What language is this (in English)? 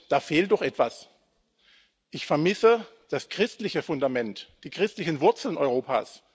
German